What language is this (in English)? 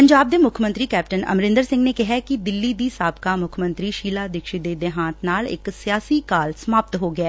Punjabi